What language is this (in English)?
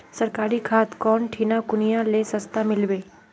Magahi